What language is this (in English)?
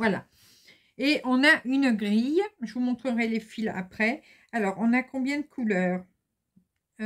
French